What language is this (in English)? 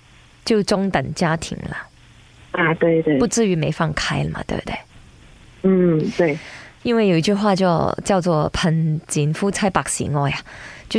Chinese